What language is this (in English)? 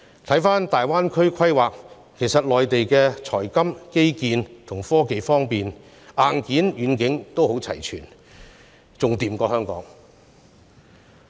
Cantonese